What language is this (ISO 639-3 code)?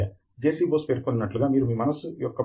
tel